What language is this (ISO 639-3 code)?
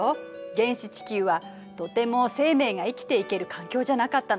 jpn